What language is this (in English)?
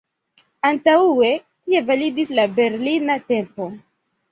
Esperanto